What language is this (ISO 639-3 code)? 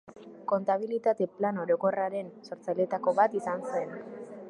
eus